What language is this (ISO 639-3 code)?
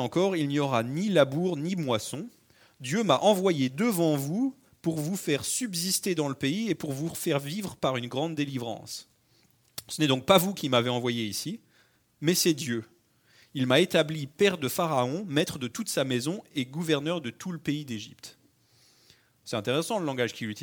fra